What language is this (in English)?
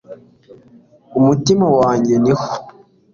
Kinyarwanda